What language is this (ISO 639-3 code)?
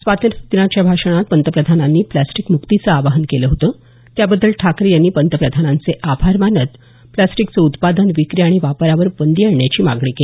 mar